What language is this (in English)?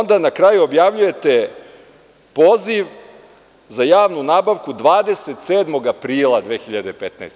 Serbian